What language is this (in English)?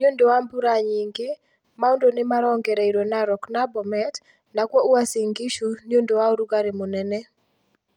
Kikuyu